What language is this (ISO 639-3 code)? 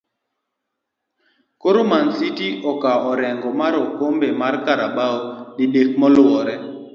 luo